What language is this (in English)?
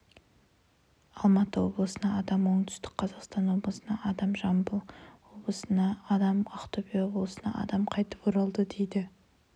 Kazakh